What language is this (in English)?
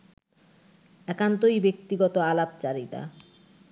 Bangla